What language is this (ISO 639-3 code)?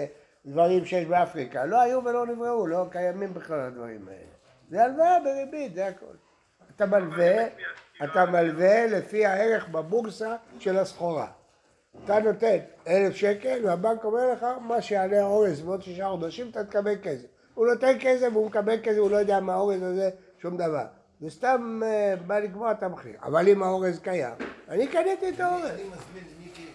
heb